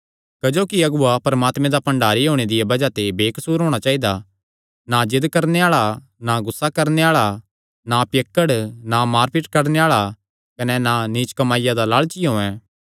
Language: Kangri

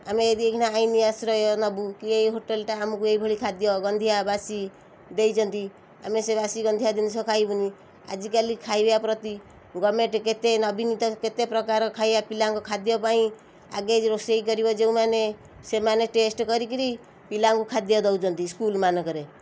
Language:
Odia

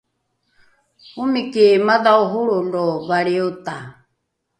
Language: Rukai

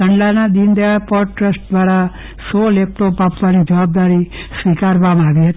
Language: Gujarati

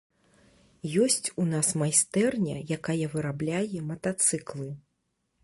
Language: Belarusian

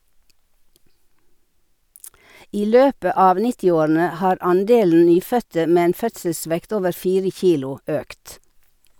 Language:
Norwegian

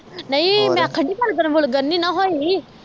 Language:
Punjabi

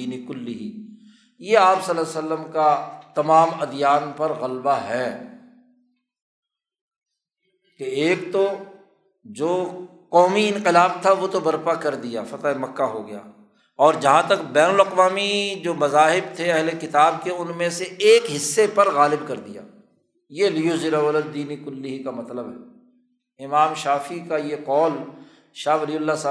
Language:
Urdu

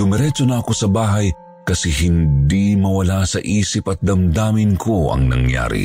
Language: Filipino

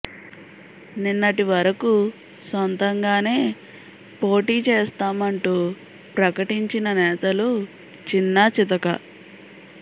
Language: Telugu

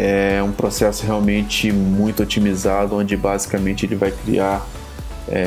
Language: Portuguese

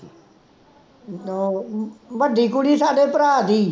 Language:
Punjabi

